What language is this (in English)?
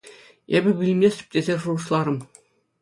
Chuvash